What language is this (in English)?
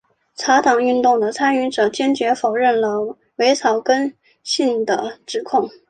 Chinese